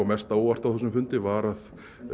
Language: Icelandic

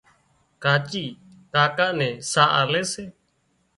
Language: Wadiyara Koli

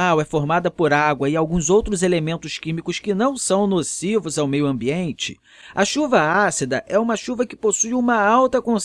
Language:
Portuguese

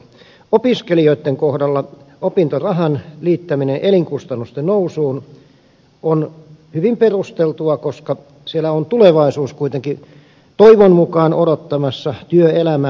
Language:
Finnish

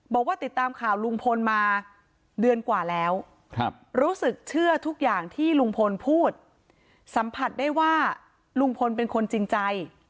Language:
Thai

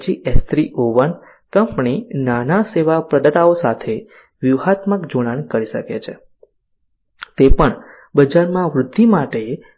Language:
Gujarati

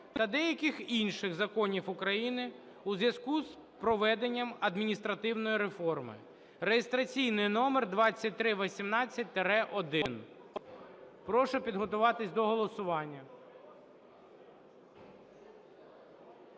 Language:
Ukrainian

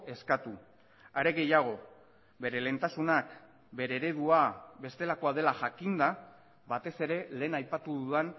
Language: Basque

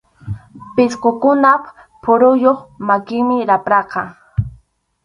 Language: Arequipa-La Unión Quechua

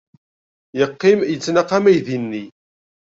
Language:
Kabyle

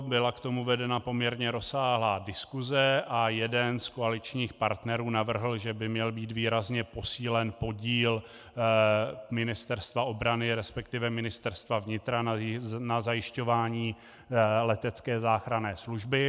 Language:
Czech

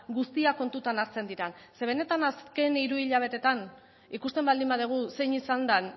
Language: Basque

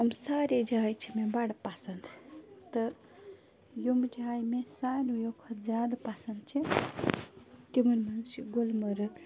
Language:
Kashmiri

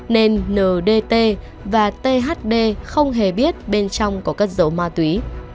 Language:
Vietnamese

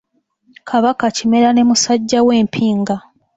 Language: Ganda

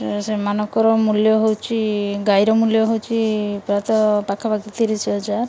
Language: Odia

